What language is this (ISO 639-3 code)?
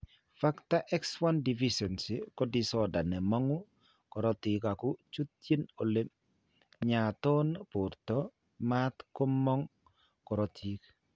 kln